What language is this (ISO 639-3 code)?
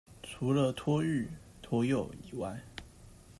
zho